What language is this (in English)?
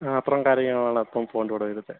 Malayalam